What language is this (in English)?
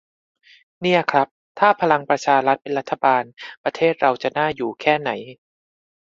Thai